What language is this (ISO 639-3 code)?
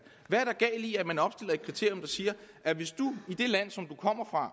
dan